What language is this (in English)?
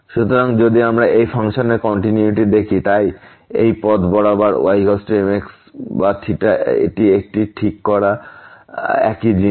Bangla